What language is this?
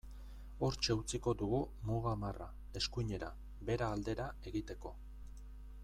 Basque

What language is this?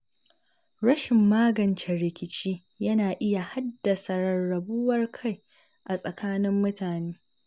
Hausa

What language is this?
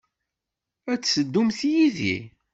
Kabyle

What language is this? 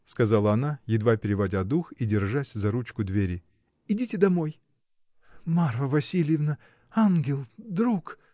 Russian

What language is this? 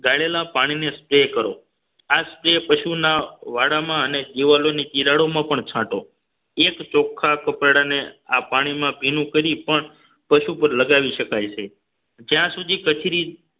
Gujarati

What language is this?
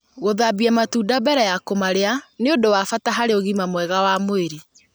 Kikuyu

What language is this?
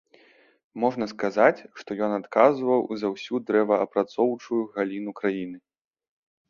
Belarusian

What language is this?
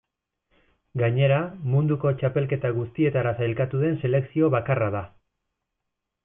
Basque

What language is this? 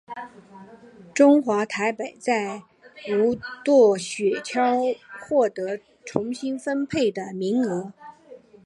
Chinese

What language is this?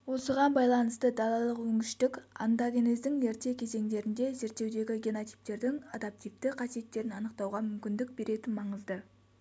Kazakh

